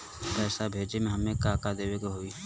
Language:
Bhojpuri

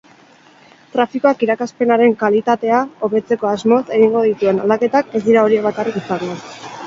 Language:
Basque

